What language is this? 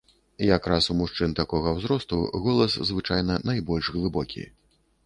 Belarusian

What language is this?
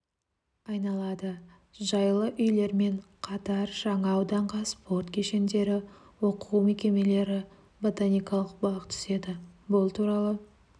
Kazakh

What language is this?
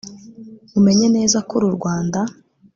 Kinyarwanda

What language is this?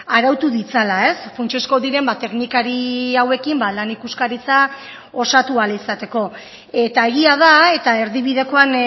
Basque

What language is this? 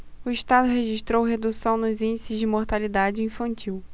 Portuguese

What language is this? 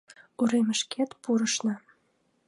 Mari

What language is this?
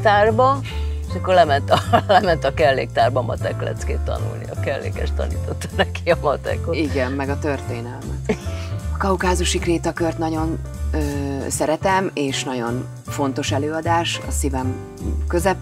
Hungarian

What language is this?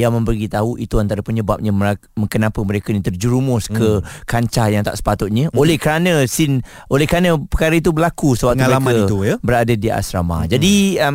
Malay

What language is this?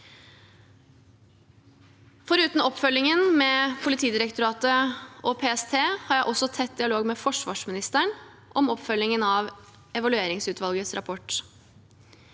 Norwegian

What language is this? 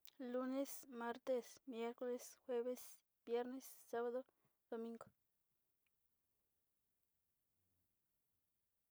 Sinicahua Mixtec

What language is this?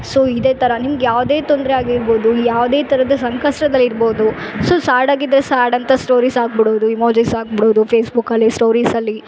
Kannada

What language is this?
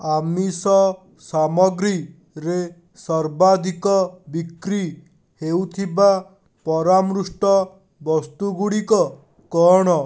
Odia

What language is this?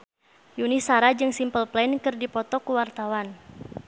Sundanese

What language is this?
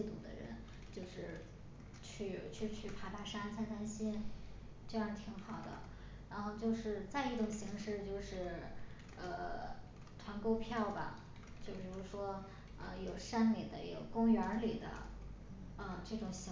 Chinese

